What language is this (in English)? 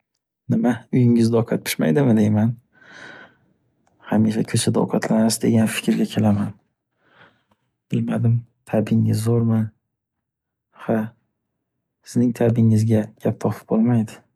Uzbek